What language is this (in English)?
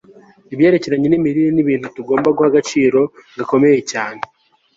Kinyarwanda